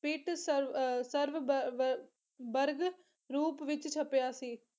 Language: Punjabi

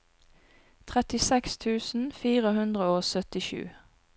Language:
Norwegian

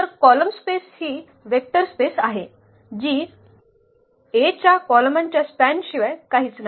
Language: Marathi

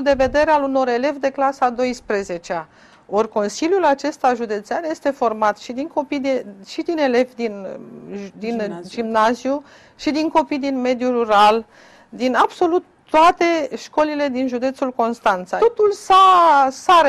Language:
Romanian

